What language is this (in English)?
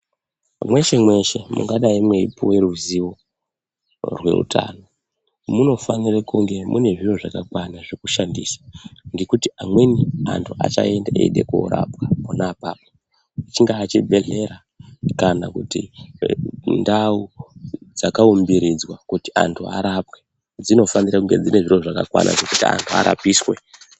Ndau